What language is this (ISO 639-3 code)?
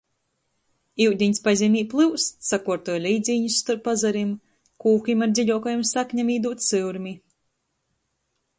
ltg